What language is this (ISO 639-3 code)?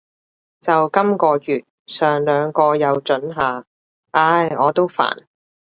yue